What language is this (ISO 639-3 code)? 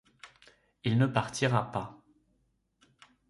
fra